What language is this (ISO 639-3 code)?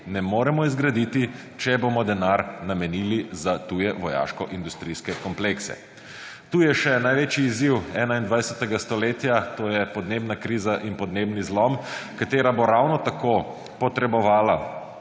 slv